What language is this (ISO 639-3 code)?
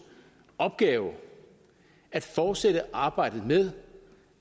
dan